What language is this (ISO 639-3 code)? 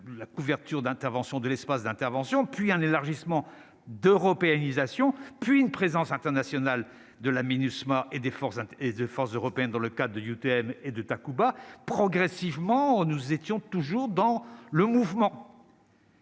fra